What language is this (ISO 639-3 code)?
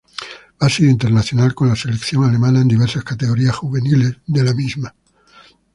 spa